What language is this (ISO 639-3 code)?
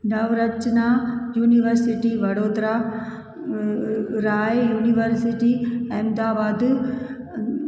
snd